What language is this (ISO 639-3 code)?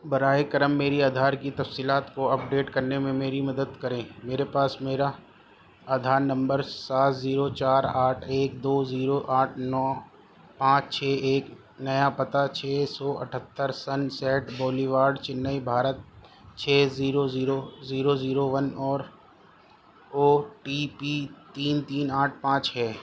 urd